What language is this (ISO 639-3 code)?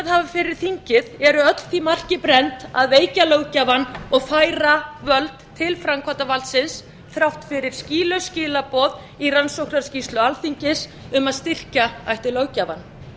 isl